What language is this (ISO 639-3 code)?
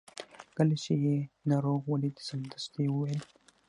pus